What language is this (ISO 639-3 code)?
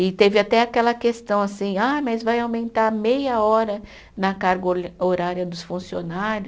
por